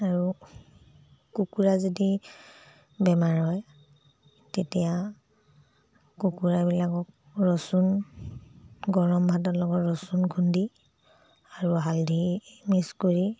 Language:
Assamese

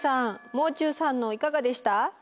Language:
Japanese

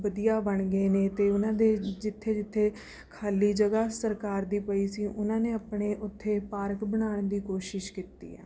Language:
Punjabi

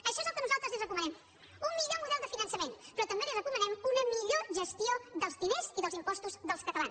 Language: Catalan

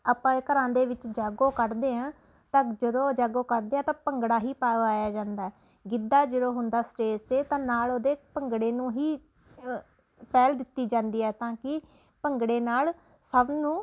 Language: Punjabi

